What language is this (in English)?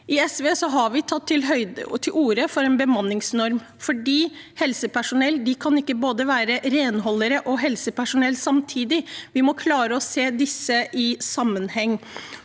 Norwegian